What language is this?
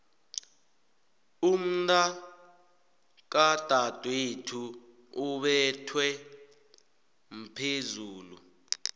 South Ndebele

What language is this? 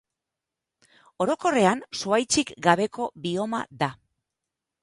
Basque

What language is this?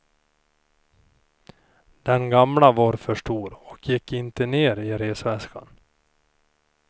Swedish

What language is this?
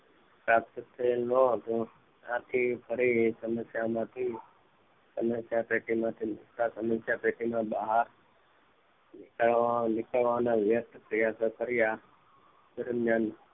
Gujarati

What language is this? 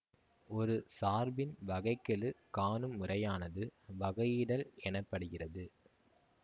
Tamil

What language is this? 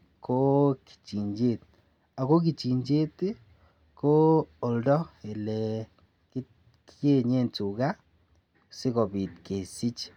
Kalenjin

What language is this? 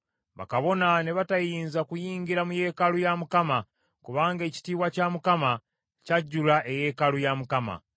Ganda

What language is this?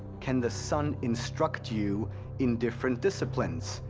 English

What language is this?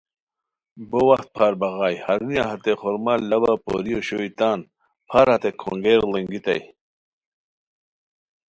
Khowar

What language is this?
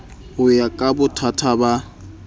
Southern Sotho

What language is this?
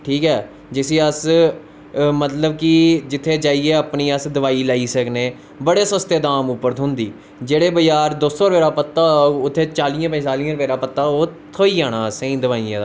Dogri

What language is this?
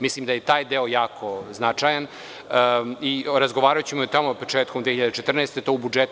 Serbian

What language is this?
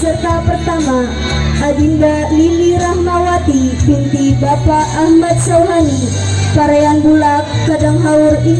Indonesian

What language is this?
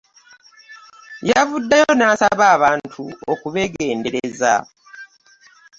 Ganda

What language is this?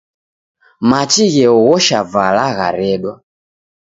Taita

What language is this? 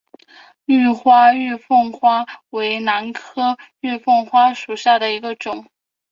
Chinese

